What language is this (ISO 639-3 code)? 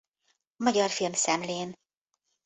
hun